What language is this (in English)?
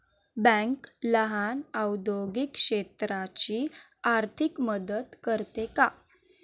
Marathi